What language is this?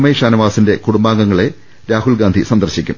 Malayalam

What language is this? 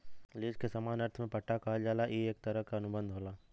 Bhojpuri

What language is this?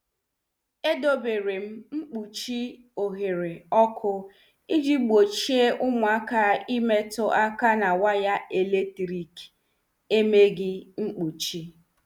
Igbo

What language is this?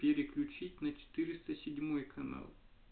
Russian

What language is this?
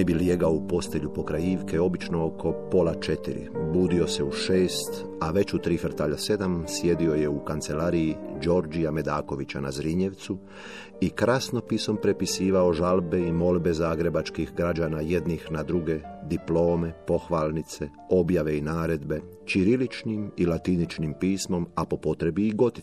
Croatian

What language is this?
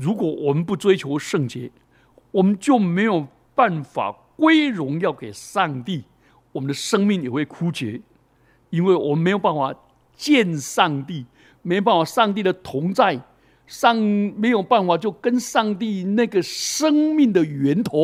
Chinese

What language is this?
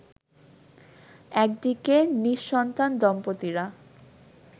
Bangla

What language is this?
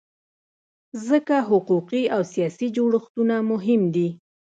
Pashto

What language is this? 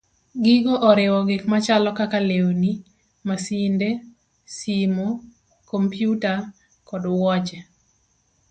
Luo (Kenya and Tanzania)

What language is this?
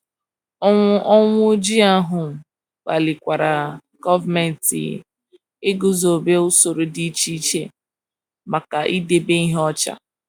Igbo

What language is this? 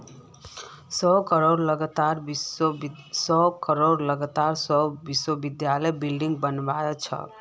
Magahi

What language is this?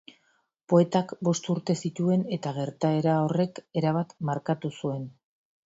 Basque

